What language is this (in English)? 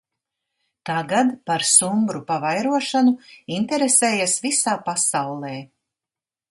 Latvian